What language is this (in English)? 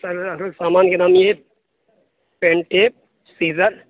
Urdu